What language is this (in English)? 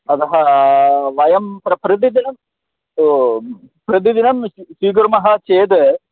Sanskrit